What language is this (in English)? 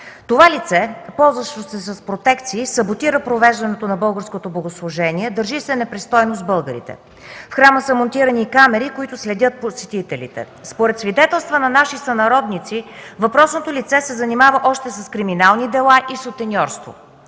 Bulgarian